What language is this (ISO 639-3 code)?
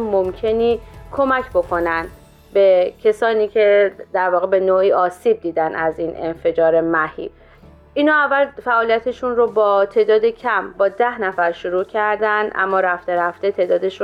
fas